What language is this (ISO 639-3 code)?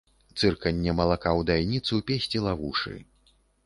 bel